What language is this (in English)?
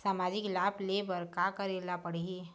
Chhattisgarhi